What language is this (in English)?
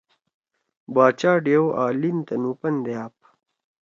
Torwali